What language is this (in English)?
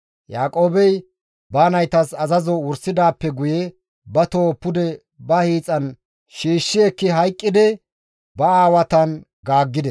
Gamo